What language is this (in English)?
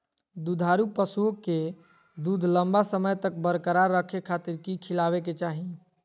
Magahi